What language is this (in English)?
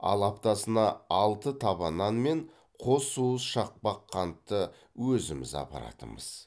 Kazakh